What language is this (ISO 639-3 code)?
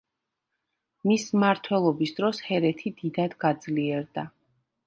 kat